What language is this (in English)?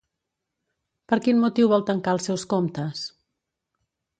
Catalan